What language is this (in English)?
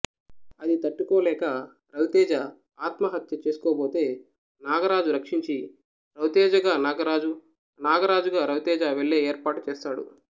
Telugu